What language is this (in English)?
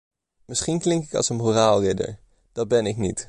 Dutch